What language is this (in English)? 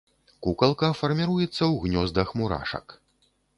Belarusian